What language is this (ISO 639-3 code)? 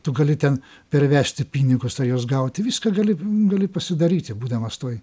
lit